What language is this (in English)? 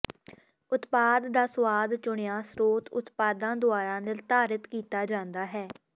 Punjabi